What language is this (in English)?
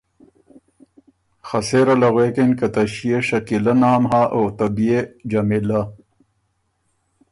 Ormuri